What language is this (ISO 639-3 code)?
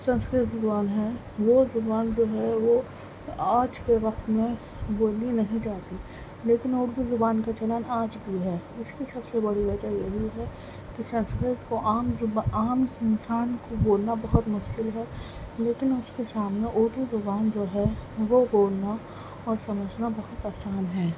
urd